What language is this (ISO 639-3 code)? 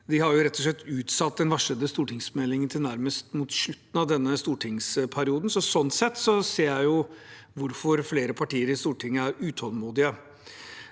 nor